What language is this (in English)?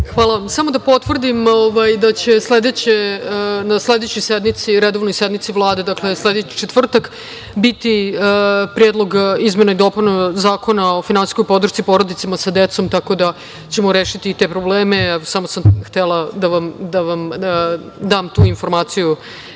Serbian